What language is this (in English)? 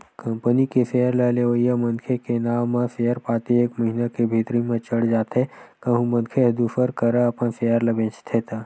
Chhattisgarhi